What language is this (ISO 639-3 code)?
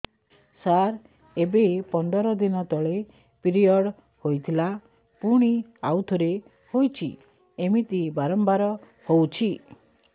ori